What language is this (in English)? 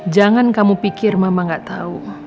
Indonesian